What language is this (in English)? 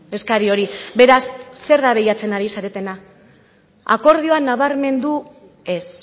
Basque